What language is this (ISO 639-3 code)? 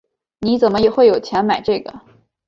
zho